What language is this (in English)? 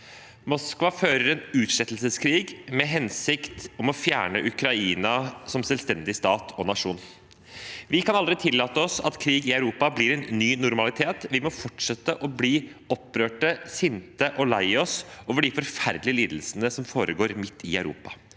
Norwegian